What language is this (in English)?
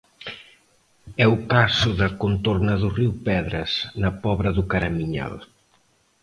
Galician